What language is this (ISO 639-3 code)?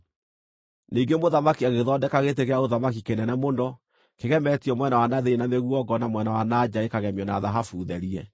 kik